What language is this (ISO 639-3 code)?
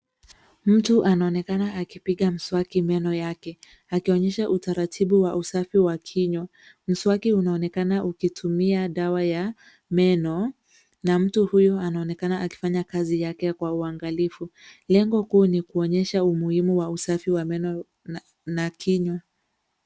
swa